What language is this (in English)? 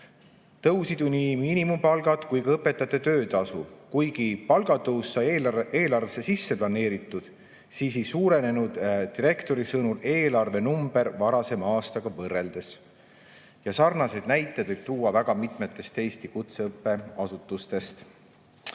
Estonian